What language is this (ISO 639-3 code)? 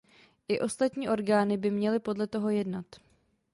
ces